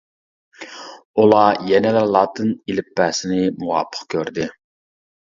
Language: Uyghur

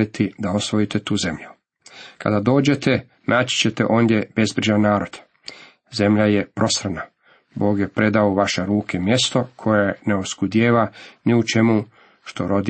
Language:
Croatian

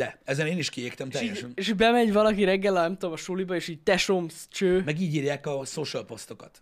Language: Hungarian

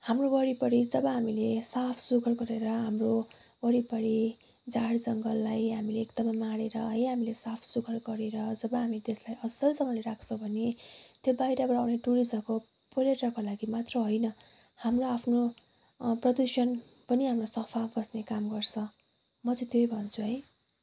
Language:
Nepali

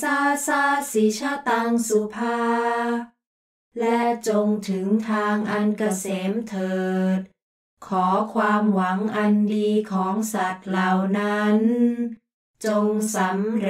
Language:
Thai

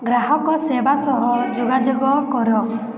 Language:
Odia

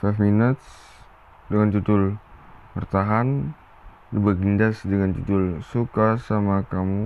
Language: Malay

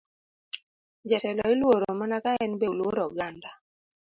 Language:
Luo (Kenya and Tanzania)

